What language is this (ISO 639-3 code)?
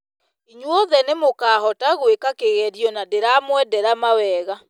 kik